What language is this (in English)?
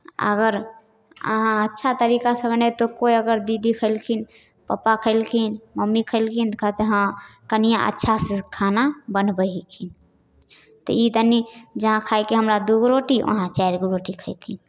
Maithili